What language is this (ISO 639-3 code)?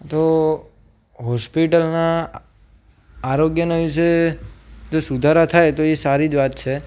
guj